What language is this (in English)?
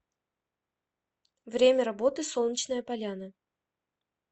Russian